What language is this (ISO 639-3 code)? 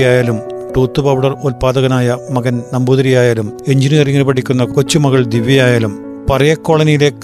mal